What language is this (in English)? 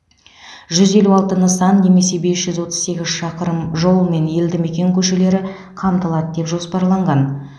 Kazakh